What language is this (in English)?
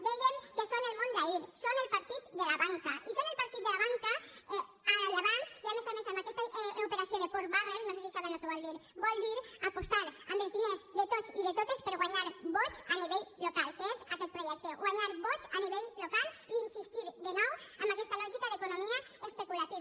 Catalan